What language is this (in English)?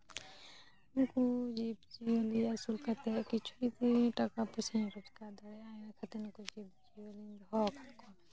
Santali